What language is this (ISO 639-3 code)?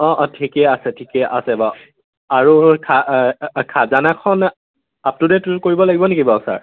asm